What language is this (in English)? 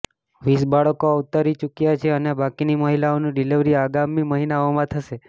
Gujarati